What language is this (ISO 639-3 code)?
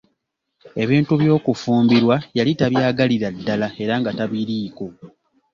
lug